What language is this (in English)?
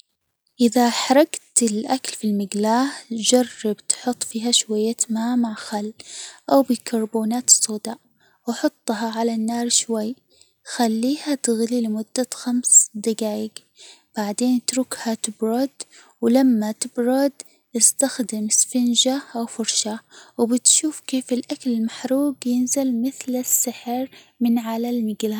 Hijazi Arabic